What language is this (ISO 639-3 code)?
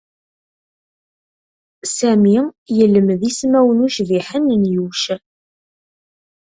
kab